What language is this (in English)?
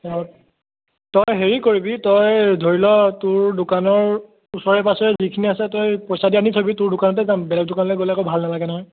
Assamese